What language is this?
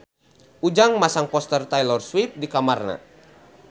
Sundanese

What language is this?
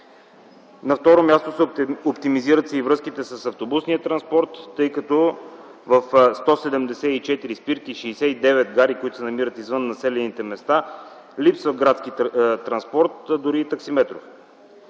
Bulgarian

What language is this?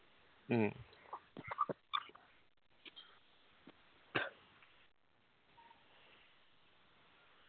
Malayalam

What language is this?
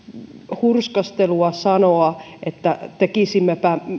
Finnish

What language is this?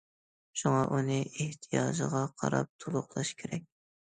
Uyghur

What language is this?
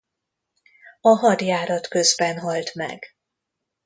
Hungarian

